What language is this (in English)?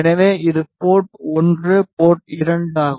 Tamil